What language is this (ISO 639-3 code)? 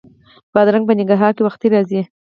pus